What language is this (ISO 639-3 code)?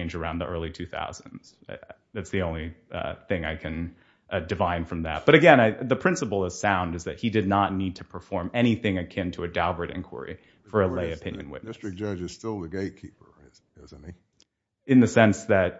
eng